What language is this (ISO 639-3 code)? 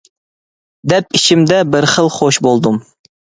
uig